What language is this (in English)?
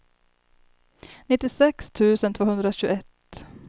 Swedish